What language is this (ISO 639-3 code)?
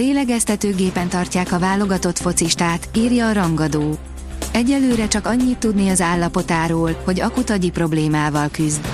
hun